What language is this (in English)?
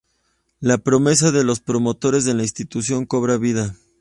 Spanish